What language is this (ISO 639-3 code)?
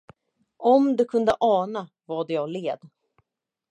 swe